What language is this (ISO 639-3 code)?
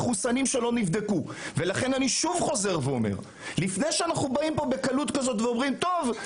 heb